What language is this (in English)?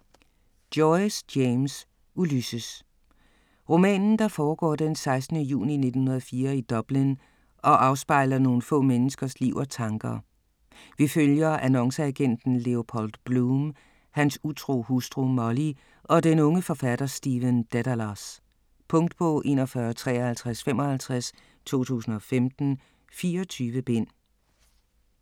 Danish